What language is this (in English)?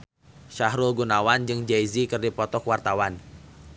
Sundanese